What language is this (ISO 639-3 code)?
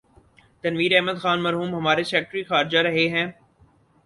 urd